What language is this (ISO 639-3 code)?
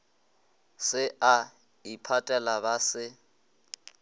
nso